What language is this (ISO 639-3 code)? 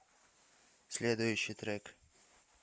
rus